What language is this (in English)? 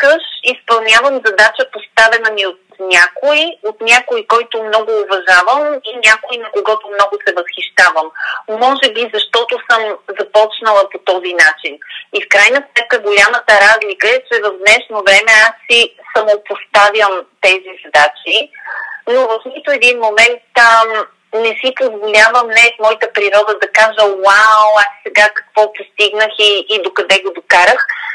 Bulgarian